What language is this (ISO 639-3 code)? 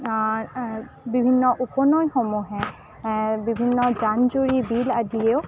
asm